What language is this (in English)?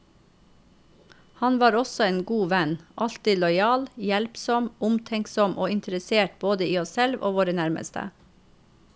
Norwegian